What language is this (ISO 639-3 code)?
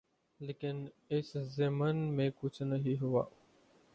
urd